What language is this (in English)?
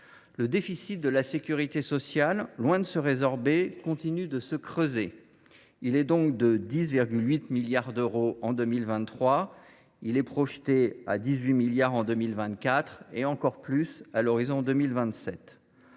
French